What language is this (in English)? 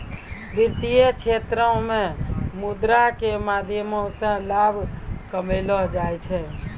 Maithili